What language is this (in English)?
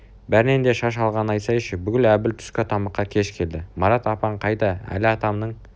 Kazakh